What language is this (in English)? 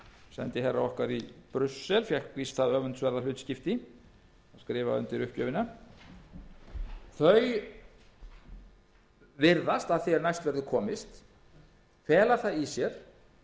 Icelandic